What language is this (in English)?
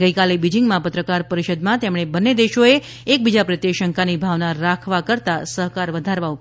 Gujarati